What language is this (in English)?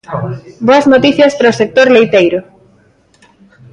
Galician